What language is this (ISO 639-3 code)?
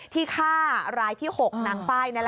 tha